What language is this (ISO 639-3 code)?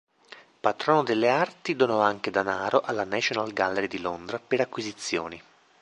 ita